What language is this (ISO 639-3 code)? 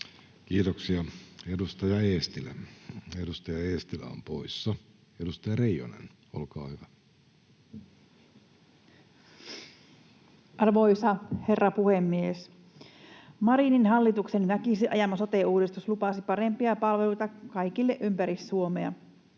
fin